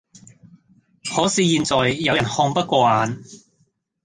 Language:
Cantonese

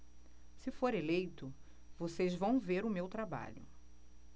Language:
Portuguese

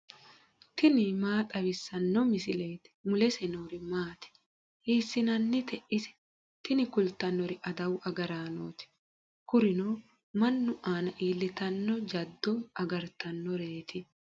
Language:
Sidamo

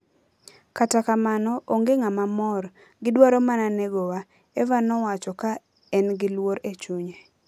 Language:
Luo (Kenya and Tanzania)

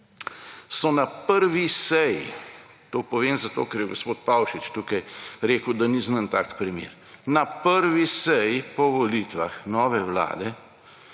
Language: Slovenian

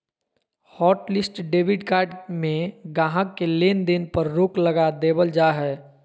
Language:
Magahi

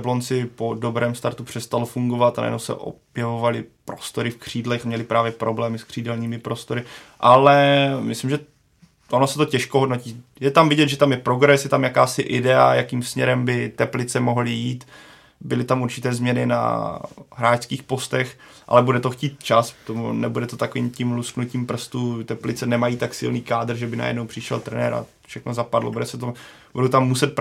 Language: Czech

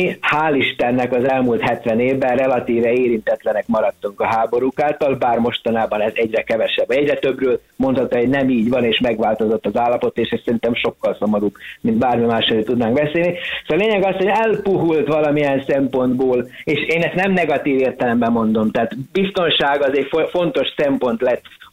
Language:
Hungarian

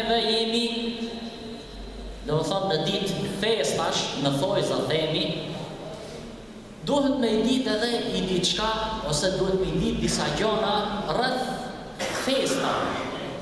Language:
Arabic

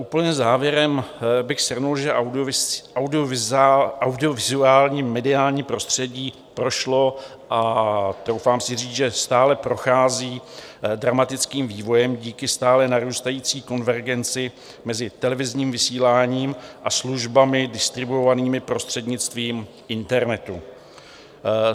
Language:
Czech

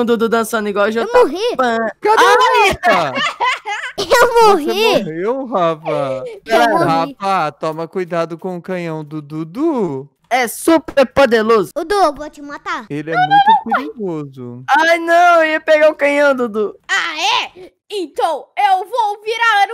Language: Portuguese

